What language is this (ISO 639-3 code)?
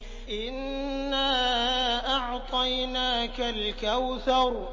ara